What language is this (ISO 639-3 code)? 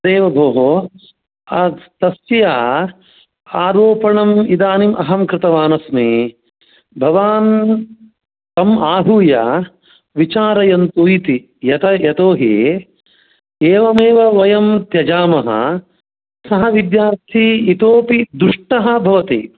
san